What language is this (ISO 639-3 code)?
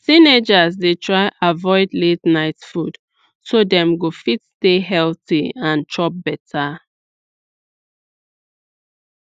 pcm